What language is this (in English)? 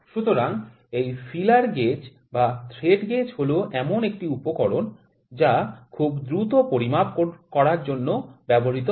Bangla